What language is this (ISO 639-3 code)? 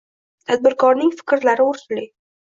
uzb